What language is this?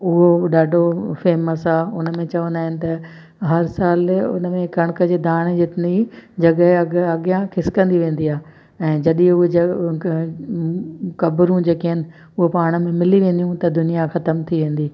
Sindhi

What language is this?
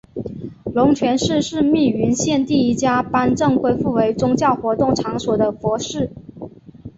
Chinese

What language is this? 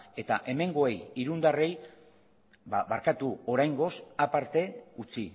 Basque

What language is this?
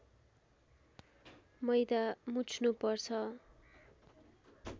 Nepali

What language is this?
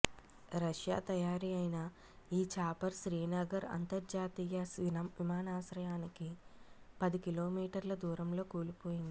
Telugu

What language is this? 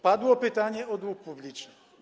Polish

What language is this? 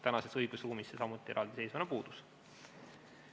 Estonian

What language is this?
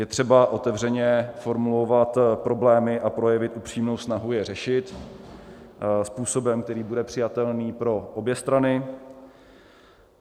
Czech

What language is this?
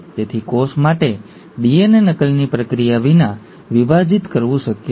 Gujarati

